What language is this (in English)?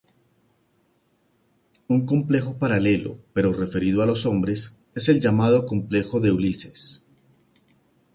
Spanish